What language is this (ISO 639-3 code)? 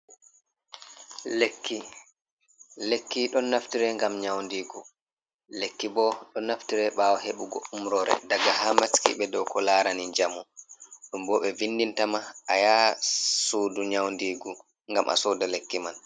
ful